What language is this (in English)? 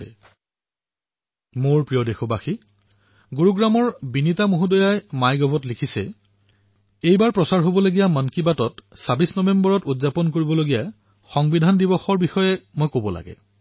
Assamese